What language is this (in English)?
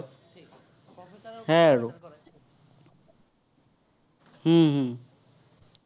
Assamese